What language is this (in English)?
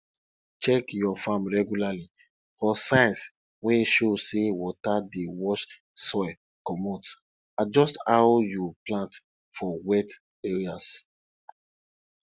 Nigerian Pidgin